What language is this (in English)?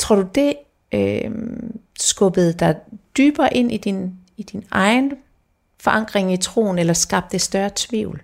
Danish